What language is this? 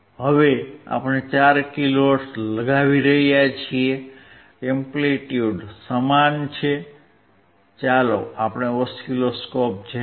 Gujarati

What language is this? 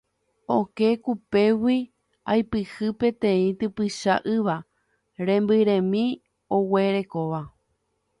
Guarani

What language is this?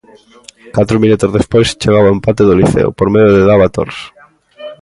Galician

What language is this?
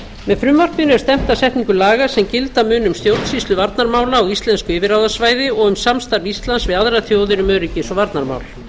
Icelandic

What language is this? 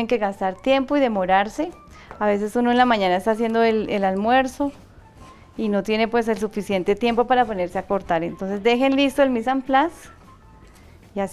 Spanish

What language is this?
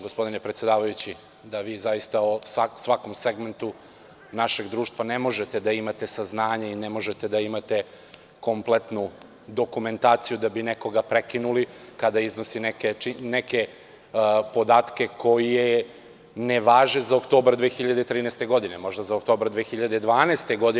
Serbian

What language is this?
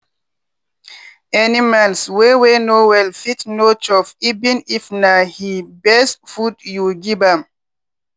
Nigerian Pidgin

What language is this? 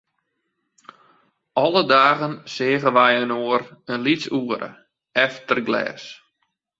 Western Frisian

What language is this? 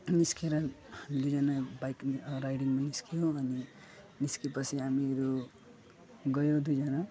Nepali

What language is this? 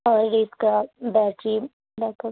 Urdu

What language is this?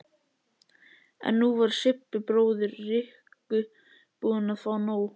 Icelandic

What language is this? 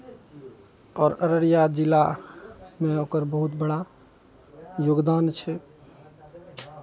Maithili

